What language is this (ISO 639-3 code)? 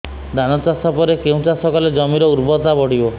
ori